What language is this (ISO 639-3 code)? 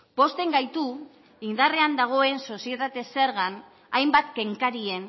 eus